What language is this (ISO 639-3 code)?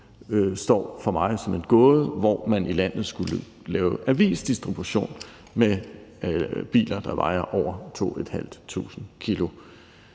dan